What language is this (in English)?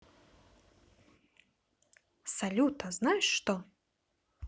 Russian